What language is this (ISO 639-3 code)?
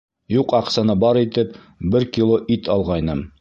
bak